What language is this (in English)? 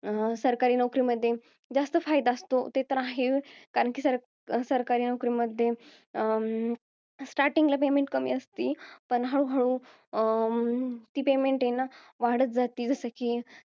Marathi